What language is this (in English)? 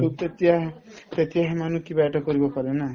Assamese